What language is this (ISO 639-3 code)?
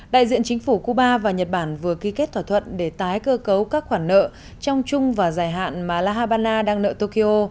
vie